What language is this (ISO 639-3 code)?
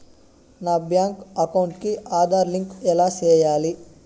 tel